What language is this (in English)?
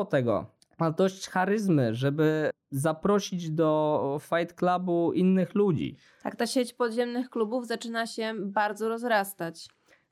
Polish